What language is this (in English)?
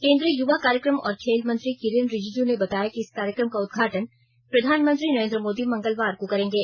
Hindi